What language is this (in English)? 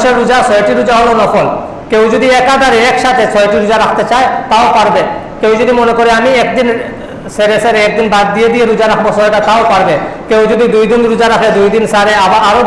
Indonesian